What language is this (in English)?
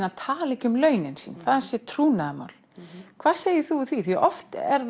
Icelandic